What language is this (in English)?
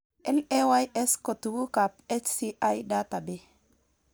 Kalenjin